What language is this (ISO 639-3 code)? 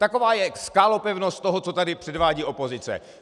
ces